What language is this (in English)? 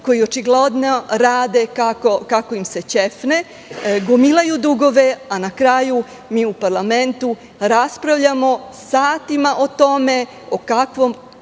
Serbian